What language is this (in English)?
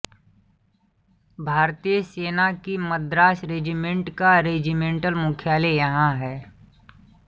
Hindi